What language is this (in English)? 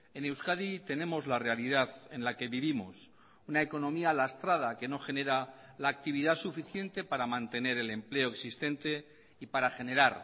Spanish